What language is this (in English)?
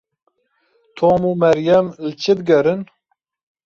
Kurdish